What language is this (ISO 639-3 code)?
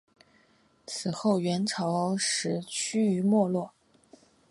zho